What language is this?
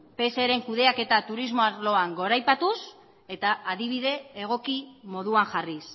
Basque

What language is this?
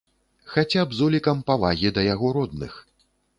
Belarusian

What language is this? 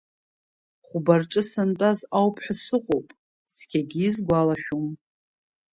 Abkhazian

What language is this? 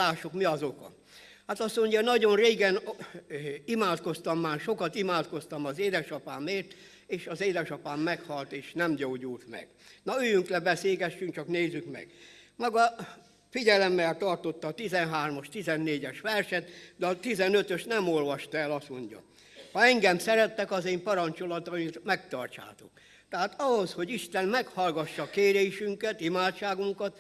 Hungarian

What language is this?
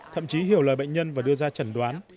Vietnamese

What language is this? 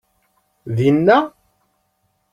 Kabyle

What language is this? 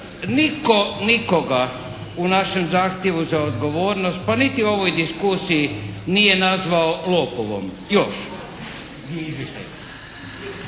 Croatian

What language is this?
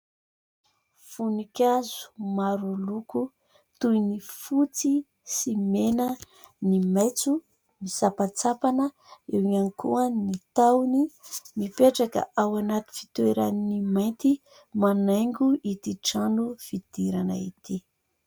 Malagasy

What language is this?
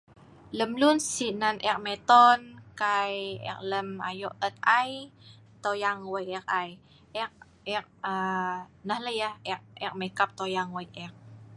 Sa'ban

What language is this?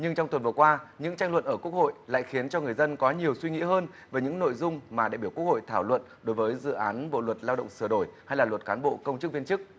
Vietnamese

